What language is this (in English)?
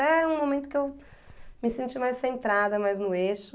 Portuguese